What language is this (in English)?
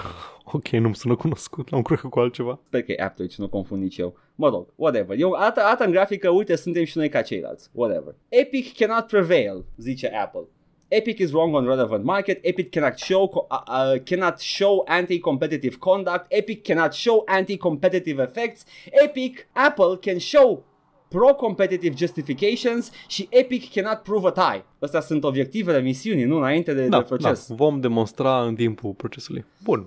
Romanian